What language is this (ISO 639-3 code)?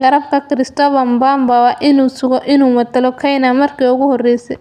som